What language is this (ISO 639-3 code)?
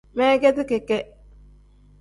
kdh